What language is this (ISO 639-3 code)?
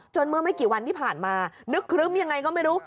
tha